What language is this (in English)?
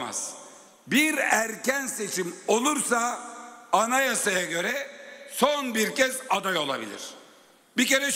Turkish